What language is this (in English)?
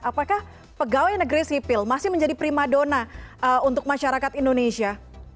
Indonesian